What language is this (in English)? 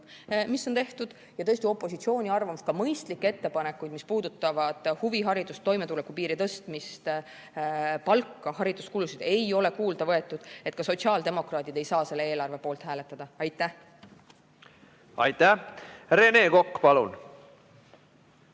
Estonian